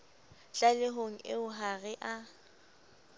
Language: Southern Sotho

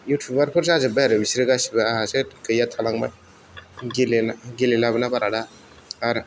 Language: Bodo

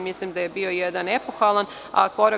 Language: Serbian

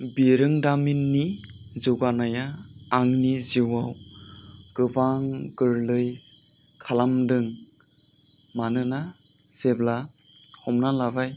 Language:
Bodo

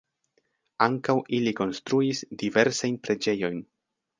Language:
Esperanto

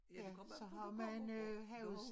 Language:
Danish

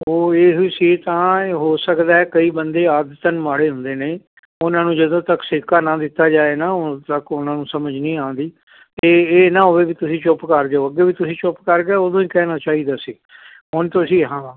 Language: Punjabi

